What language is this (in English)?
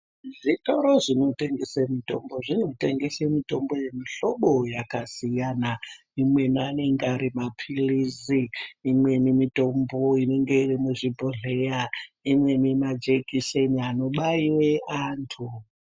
Ndau